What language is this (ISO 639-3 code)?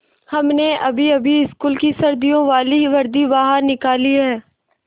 hin